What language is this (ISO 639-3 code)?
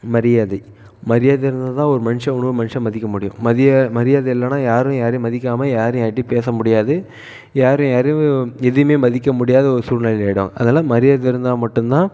tam